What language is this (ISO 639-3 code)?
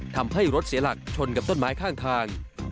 tha